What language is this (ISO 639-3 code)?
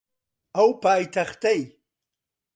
ckb